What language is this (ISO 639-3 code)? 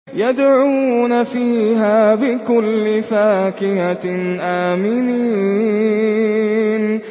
ara